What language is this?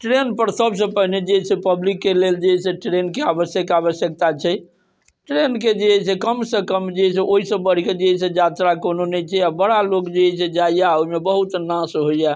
Maithili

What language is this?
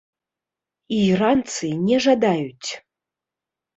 Belarusian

